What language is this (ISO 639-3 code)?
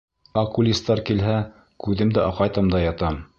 bak